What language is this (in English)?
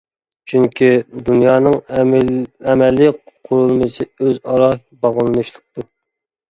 Uyghur